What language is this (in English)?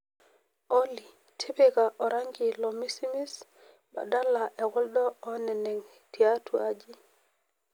Masai